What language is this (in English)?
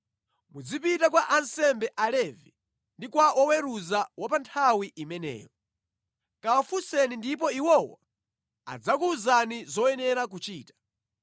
Nyanja